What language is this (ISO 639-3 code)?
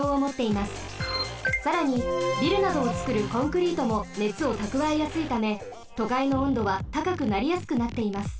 jpn